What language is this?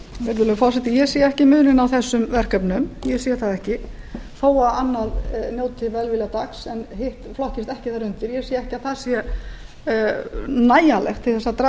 Icelandic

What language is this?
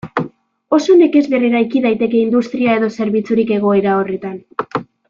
Basque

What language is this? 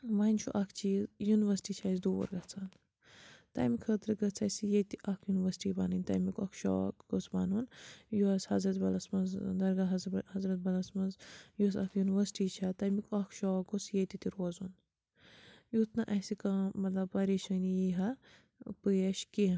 Kashmiri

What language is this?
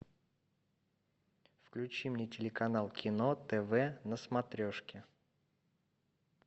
Russian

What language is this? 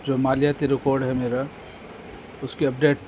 Urdu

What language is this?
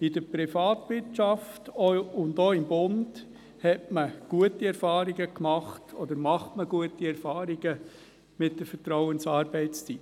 Swiss German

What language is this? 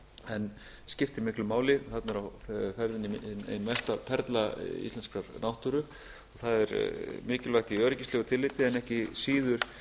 Icelandic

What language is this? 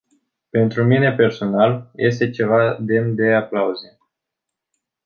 Romanian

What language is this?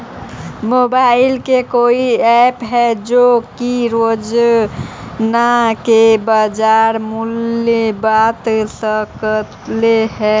Magahi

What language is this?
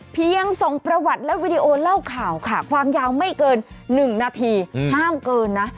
Thai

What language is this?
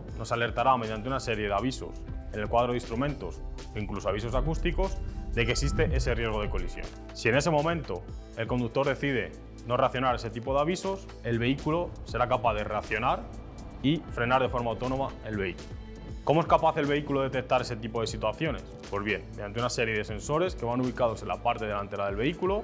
Spanish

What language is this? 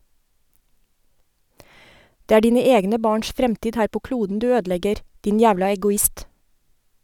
Norwegian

